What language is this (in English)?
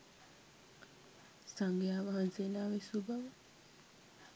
Sinhala